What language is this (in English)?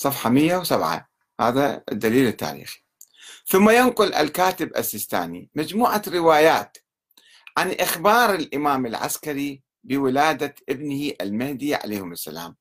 Arabic